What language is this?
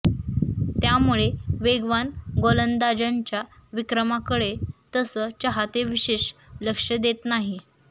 Marathi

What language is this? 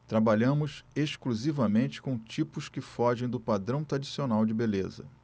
Portuguese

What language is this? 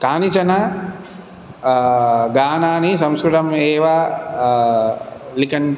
Sanskrit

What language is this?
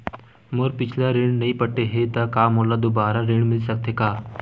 Chhattisgarhi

